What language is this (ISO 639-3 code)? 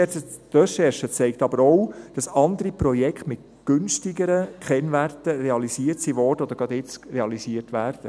gsw